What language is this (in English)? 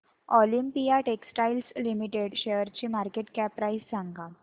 Marathi